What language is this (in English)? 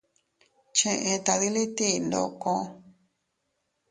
Teutila Cuicatec